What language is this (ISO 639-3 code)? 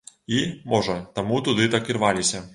bel